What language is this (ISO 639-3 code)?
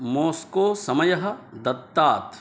san